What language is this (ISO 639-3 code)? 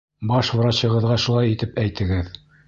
bak